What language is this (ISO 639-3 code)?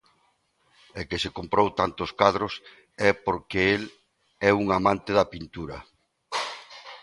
glg